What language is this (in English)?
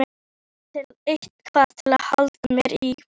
Icelandic